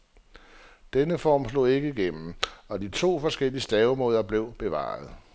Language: Danish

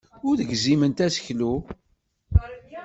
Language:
Kabyle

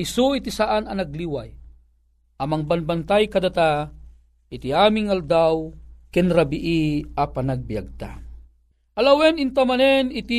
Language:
Filipino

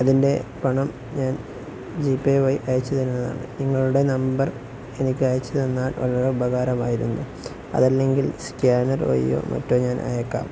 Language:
Malayalam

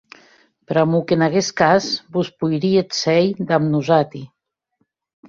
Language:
Occitan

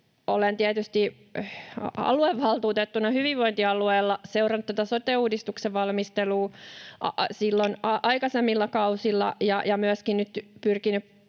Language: Finnish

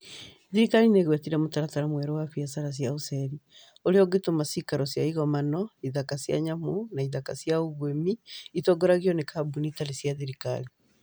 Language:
Kikuyu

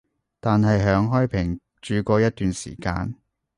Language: Cantonese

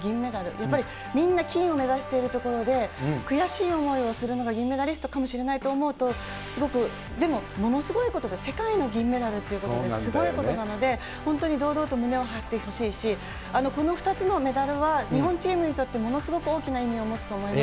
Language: Japanese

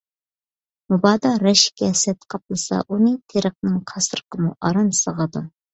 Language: Uyghur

